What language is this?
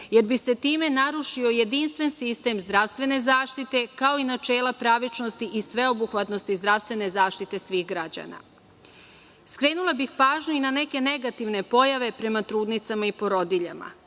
Serbian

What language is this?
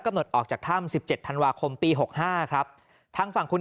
Thai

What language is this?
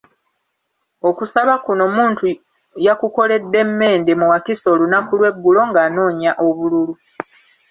Ganda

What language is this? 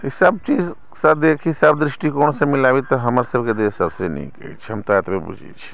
Maithili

